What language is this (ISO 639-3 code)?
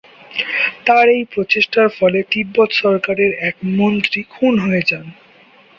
ben